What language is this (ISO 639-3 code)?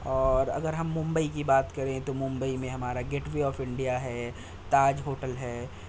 urd